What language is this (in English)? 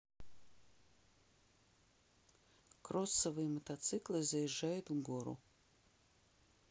Russian